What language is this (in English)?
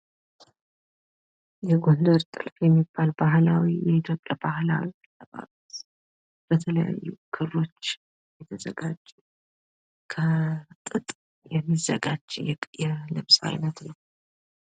Amharic